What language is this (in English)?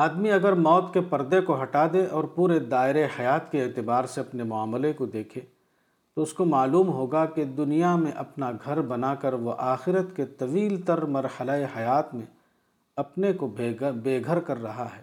Urdu